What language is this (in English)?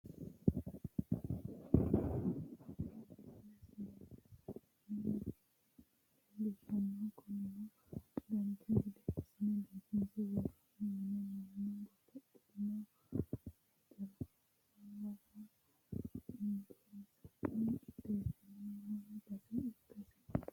Sidamo